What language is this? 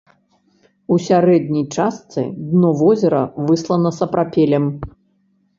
Belarusian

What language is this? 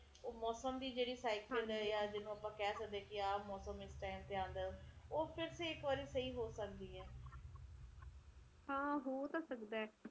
Punjabi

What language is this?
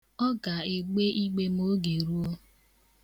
Igbo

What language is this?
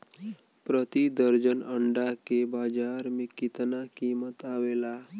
Bhojpuri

